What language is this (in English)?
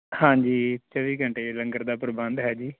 Punjabi